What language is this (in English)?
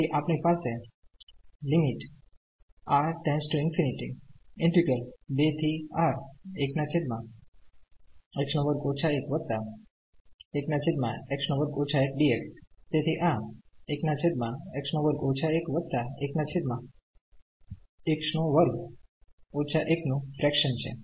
Gujarati